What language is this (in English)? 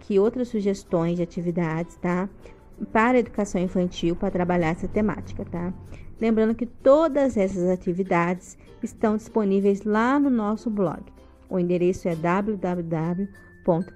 Portuguese